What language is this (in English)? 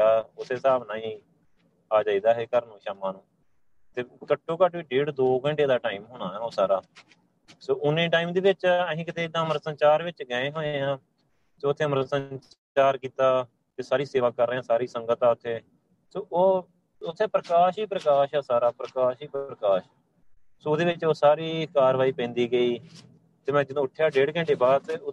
Punjabi